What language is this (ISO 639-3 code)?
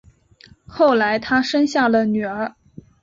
zho